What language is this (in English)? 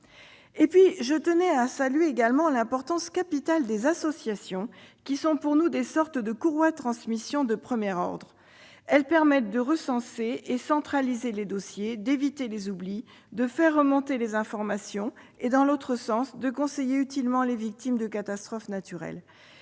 French